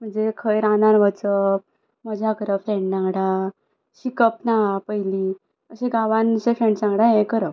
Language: Konkani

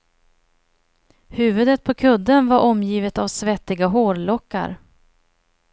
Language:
Swedish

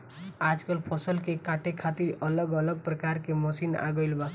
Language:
Bhojpuri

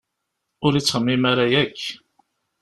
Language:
Kabyle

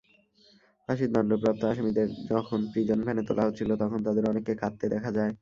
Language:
Bangla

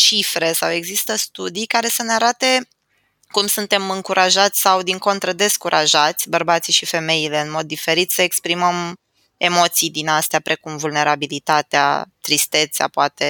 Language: Romanian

